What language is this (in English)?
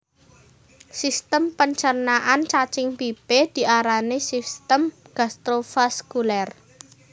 Javanese